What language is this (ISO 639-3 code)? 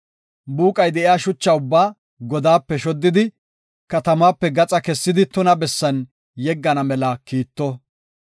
gof